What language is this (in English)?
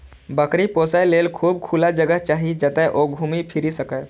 Maithili